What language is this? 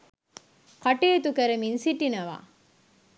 Sinhala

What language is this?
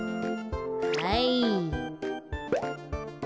Japanese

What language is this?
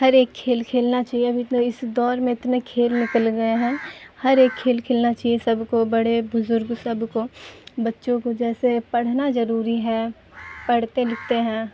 Urdu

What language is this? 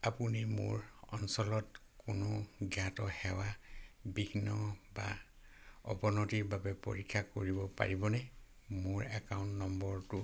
Assamese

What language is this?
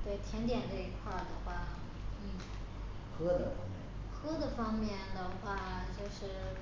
Chinese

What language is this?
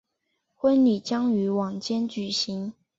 Chinese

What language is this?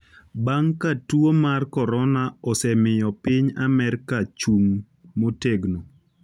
Luo (Kenya and Tanzania)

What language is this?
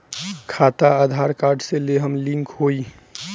Bhojpuri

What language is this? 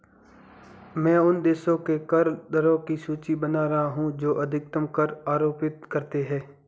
Hindi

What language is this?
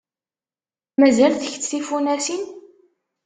Kabyle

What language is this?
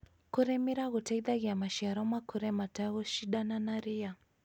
Kikuyu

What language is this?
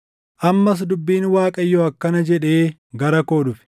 Oromo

